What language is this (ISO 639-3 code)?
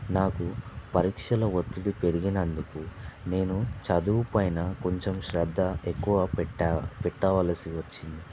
tel